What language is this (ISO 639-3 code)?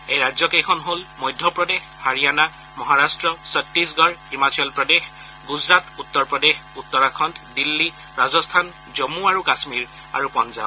asm